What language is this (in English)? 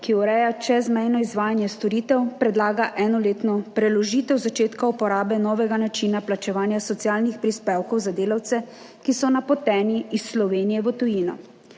Slovenian